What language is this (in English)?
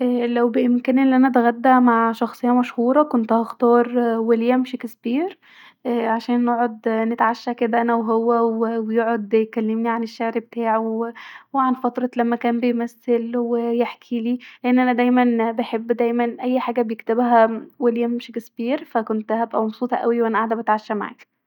Egyptian Arabic